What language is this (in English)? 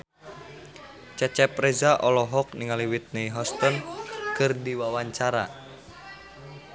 Sundanese